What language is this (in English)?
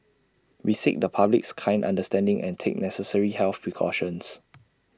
English